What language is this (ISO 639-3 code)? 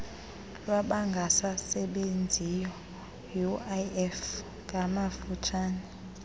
xho